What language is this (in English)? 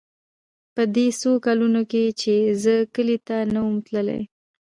Pashto